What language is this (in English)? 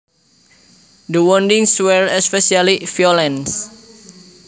Javanese